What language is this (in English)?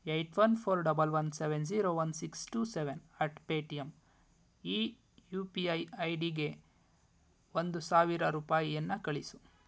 Kannada